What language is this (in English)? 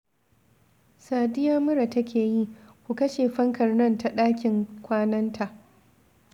Hausa